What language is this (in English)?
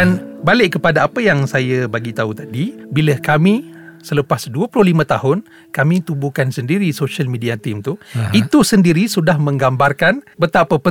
Malay